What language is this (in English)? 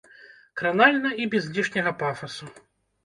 Belarusian